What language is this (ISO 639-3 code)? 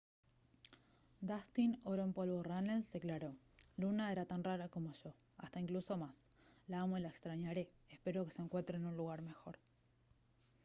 spa